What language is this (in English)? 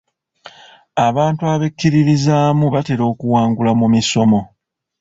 Ganda